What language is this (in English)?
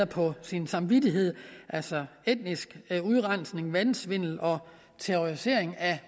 Danish